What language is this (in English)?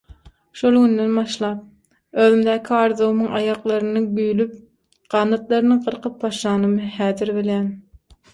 Turkmen